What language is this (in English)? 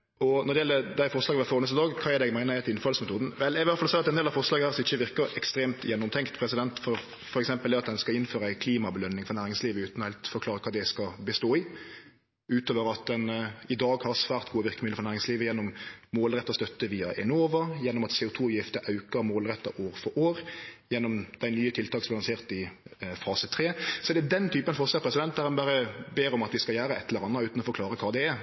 Norwegian Nynorsk